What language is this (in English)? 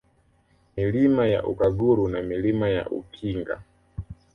Swahili